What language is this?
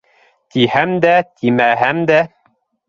Bashkir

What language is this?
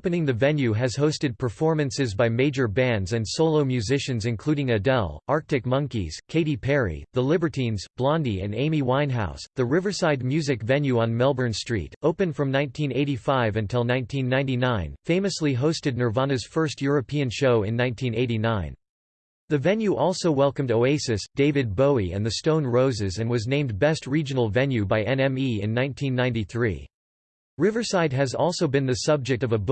English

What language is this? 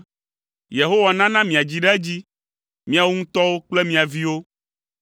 Ewe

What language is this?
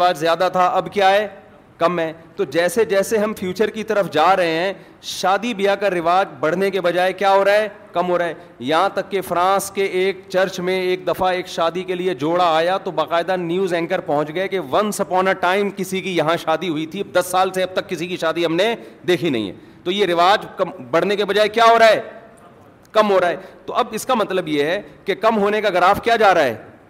Urdu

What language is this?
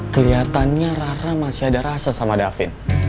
Indonesian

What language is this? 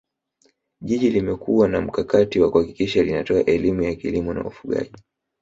Swahili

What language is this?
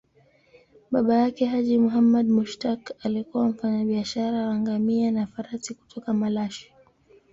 Swahili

